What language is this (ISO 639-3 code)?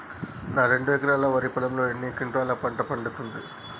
tel